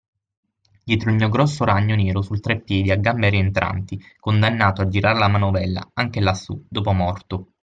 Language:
Italian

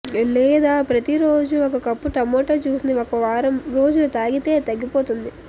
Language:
Telugu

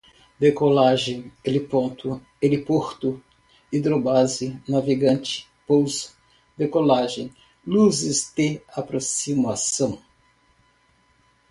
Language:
Portuguese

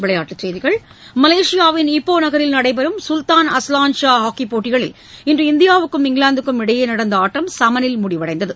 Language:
Tamil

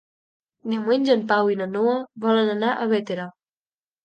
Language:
Catalan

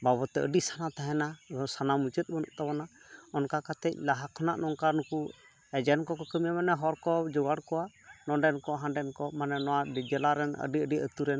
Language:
Santali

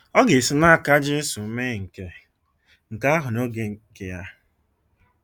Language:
Igbo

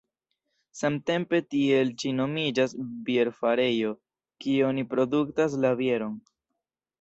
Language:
Esperanto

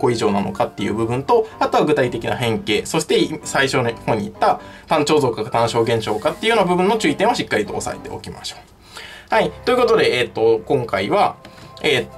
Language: Japanese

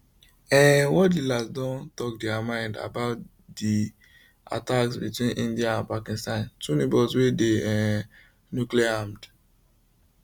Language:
Nigerian Pidgin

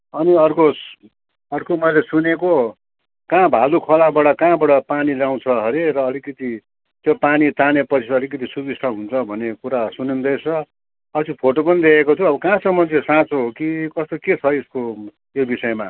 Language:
Nepali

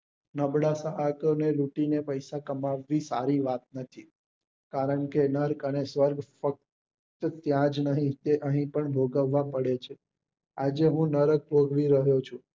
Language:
Gujarati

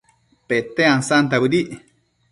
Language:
Matsés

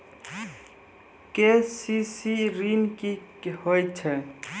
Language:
Maithili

